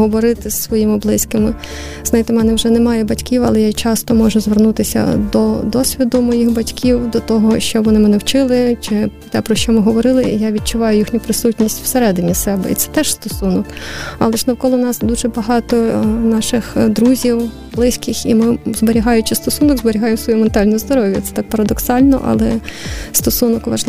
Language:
Ukrainian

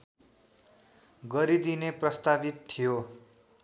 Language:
Nepali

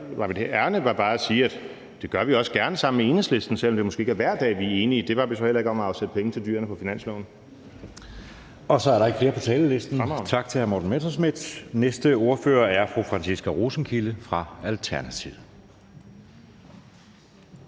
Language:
Danish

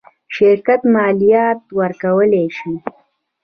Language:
Pashto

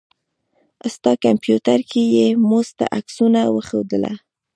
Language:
Pashto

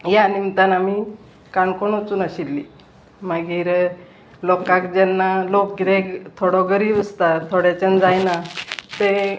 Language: Konkani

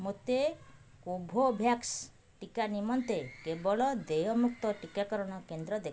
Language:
Odia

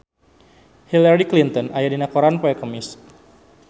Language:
Sundanese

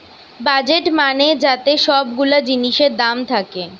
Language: Bangla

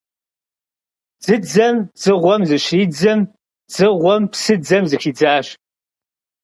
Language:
Kabardian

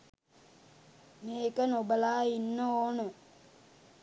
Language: Sinhala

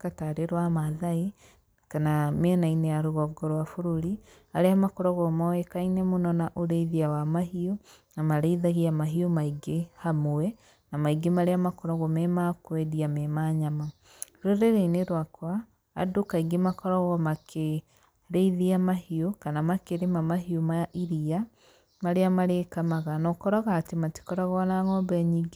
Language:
Kikuyu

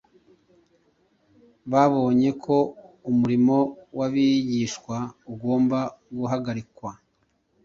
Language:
Kinyarwanda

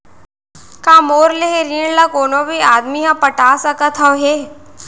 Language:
Chhattisgarhi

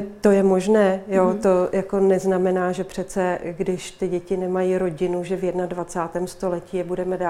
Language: Czech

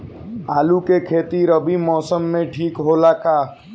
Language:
Bhojpuri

